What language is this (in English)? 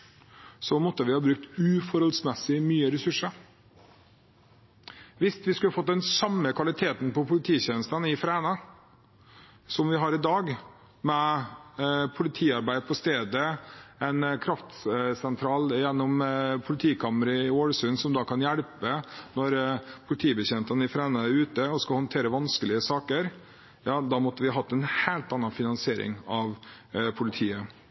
Norwegian Bokmål